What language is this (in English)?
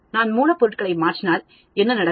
Tamil